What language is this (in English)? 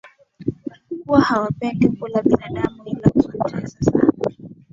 Swahili